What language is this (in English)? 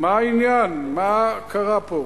Hebrew